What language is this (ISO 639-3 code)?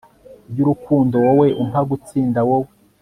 kin